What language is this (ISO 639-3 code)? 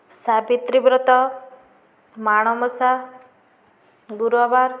ori